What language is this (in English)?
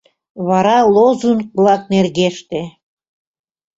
Mari